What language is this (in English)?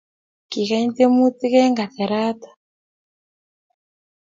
Kalenjin